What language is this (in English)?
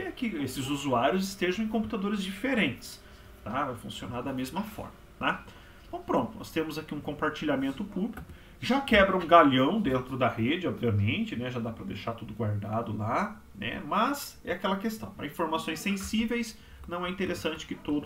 Portuguese